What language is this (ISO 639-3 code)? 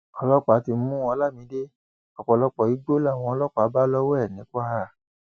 yor